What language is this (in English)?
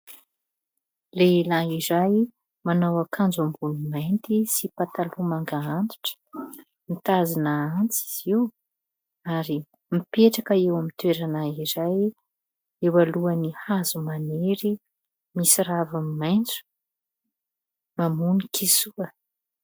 Malagasy